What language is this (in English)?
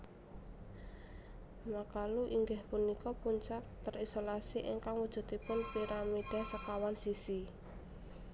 Javanese